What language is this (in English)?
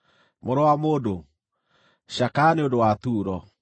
Kikuyu